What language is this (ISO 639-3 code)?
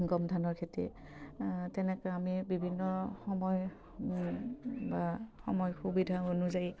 asm